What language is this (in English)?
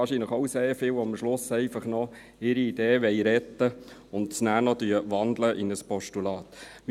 Swiss German